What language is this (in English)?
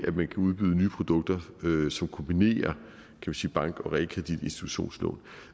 Danish